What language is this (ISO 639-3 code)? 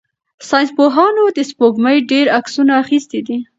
pus